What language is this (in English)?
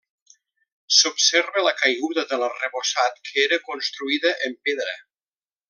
Catalan